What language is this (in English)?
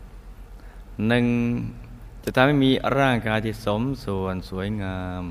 Thai